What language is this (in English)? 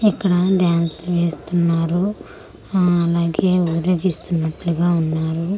Telugu